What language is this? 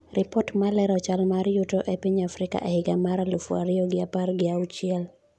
Luo (Kenya and Tanzania)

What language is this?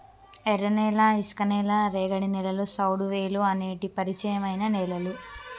Telugu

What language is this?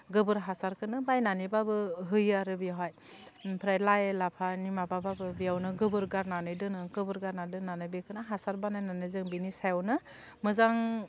Bodo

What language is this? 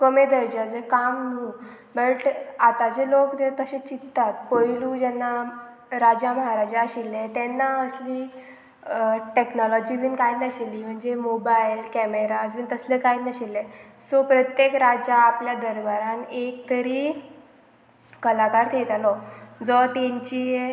Konkani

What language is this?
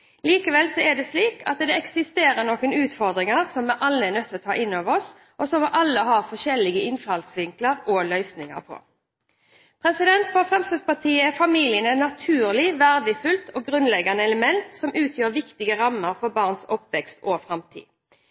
Norwegian Bokmål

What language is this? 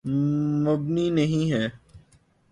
Urdu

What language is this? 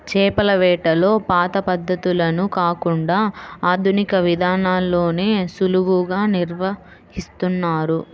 Telugu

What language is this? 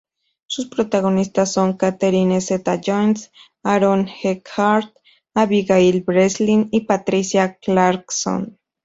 Spanish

